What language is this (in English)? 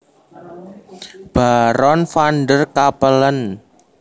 Javanese